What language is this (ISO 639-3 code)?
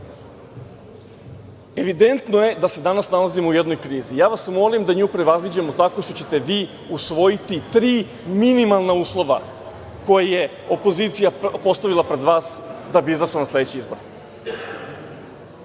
srp